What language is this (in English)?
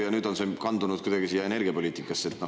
Estonian